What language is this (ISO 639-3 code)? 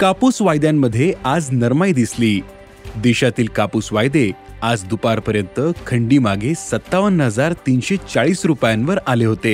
mar